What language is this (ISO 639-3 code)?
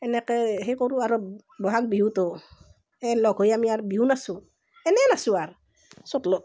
asm